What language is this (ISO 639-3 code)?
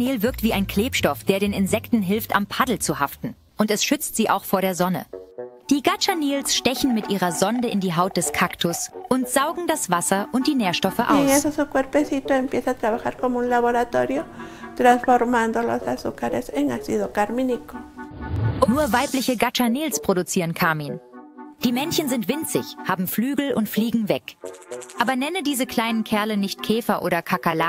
deu